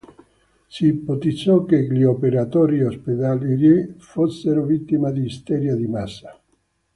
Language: Italian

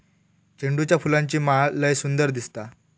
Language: Marathi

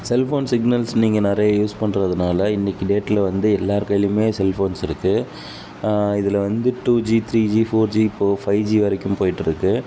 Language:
Tamil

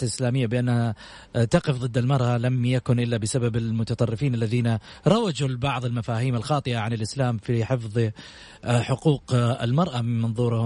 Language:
Arabic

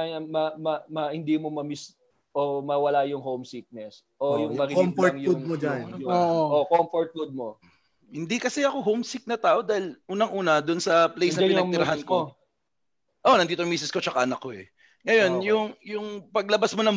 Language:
Filipino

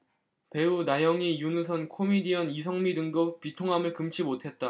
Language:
Korean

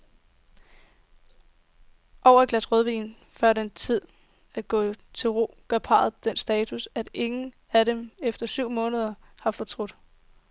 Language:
Danish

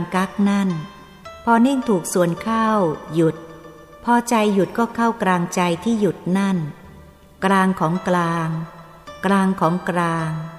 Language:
Thai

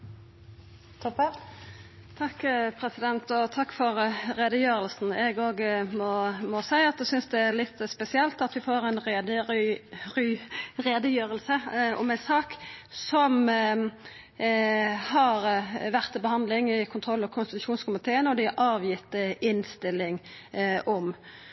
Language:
Norwegian Nynorsk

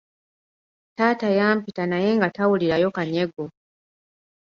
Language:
Ganda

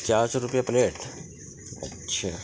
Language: Urdu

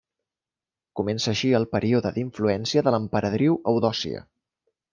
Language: Catalan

